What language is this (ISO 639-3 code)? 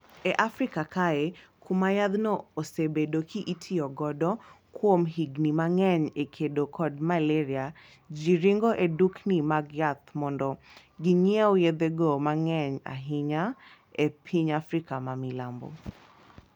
luo